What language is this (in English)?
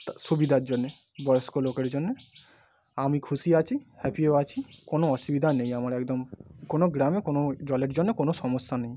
Bangla